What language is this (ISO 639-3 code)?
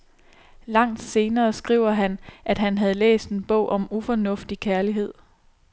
dan